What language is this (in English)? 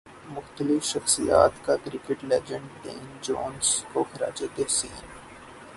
Urdu